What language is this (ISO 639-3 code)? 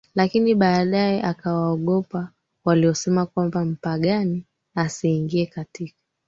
swa